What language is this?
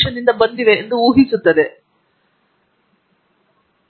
Kannada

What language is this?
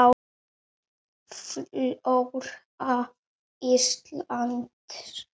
Icelandic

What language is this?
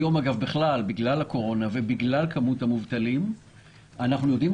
Hebrew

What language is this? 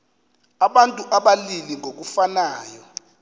Xhosa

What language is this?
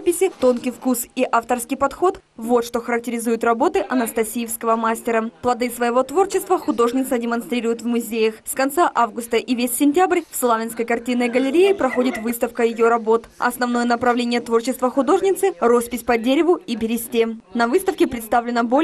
Russian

